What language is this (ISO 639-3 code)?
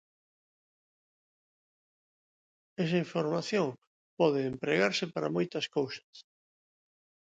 glg